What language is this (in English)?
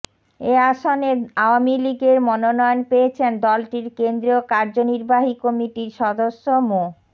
Bangla